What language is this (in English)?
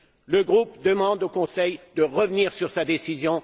French